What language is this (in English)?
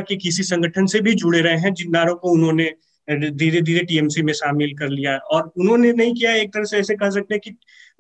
Hindi